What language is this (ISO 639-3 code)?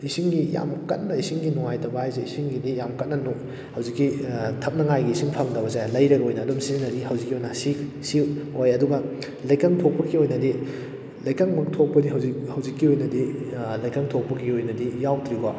mni